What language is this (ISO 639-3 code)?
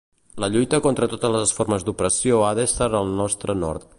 cat